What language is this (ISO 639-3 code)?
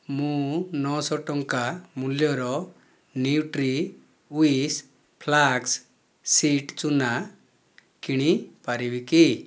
ori